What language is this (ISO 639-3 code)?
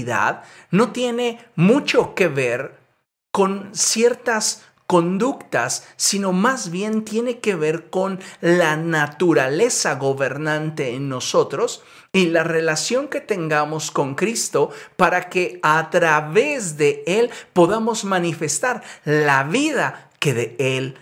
spa